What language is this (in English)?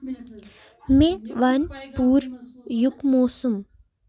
Kashmiri